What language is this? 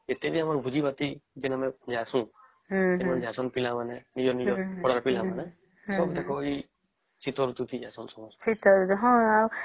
Odia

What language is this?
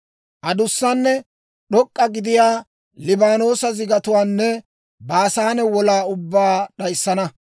Dawro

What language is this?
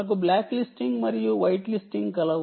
Telugu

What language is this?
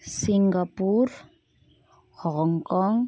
Nepali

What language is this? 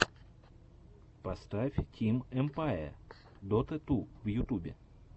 Russian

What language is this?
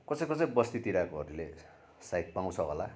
Nepali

